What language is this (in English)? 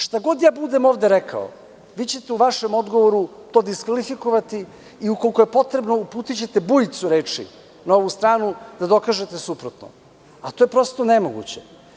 Serbian